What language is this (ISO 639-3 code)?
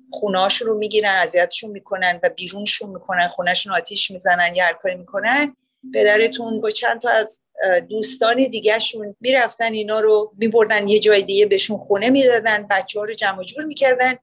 fas